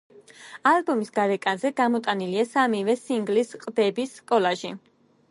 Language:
Georgian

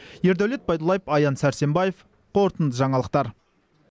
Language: Kazakh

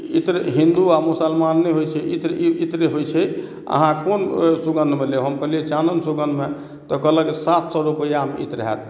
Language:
Maithili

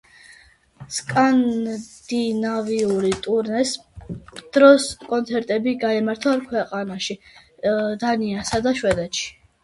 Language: Georgian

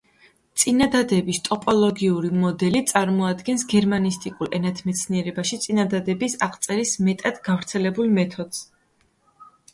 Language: Georgian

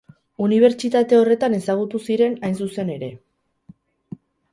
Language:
Basque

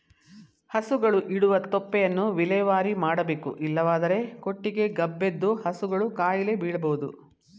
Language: Kannada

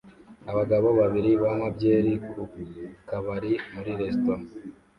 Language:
Kinyarwanda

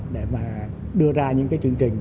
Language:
Vietnamese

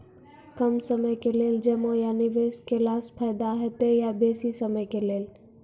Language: Maithili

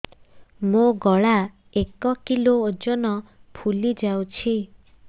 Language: Odia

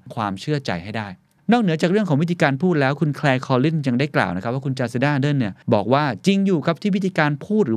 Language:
Thai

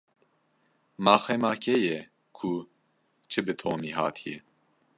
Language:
Kurdish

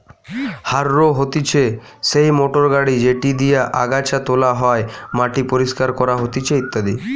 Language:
Bangla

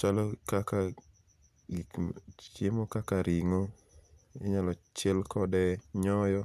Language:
Luo (Kenya and Tanzania)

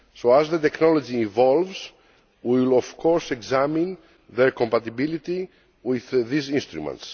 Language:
English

